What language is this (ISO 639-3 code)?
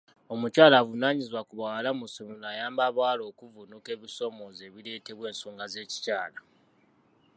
lug